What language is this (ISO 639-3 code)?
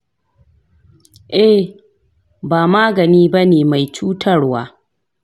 hau